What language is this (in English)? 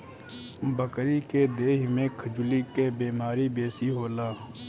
Bhojpuri